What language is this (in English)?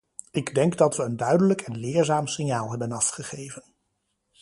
Dutch